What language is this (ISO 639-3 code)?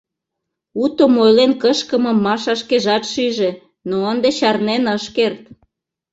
chm